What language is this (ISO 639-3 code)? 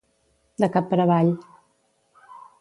cat